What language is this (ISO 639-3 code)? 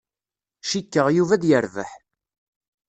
kab